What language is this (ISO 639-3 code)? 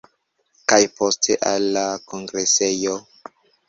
epo